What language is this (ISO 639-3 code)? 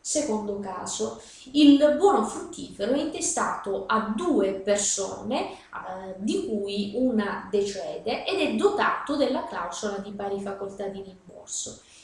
ita